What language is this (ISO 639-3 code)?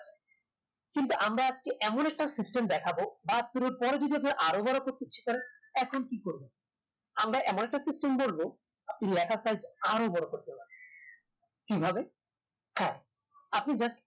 ben